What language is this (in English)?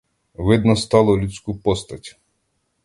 Ukrainian